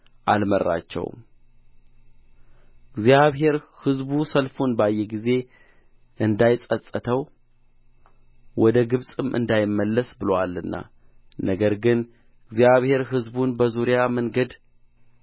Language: Amharic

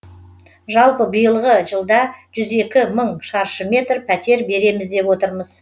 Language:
Kazakh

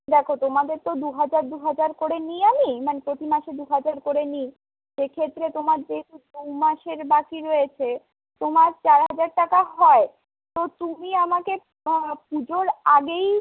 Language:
Bangla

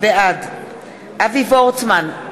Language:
Hebrew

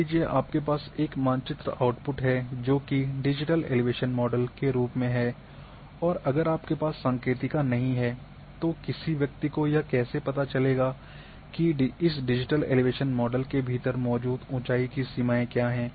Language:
Hindi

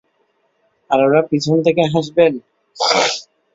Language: Bangla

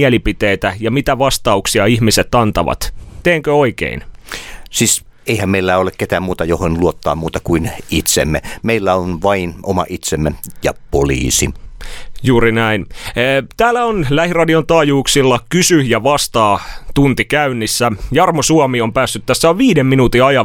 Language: Finnish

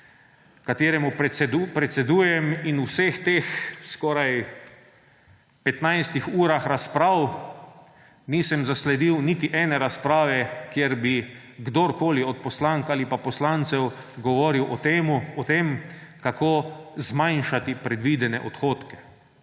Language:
Slovenian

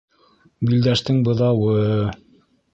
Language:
Bashkir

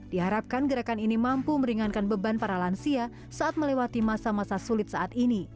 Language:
Indonesian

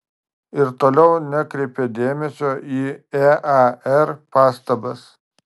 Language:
Lithuanian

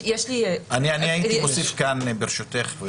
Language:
Hebrew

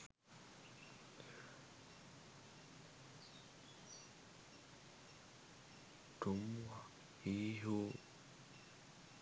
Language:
Sinhala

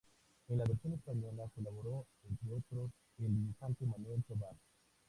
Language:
Spanish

